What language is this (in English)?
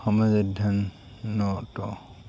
Assamese